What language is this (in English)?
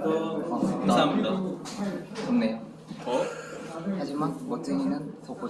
Korean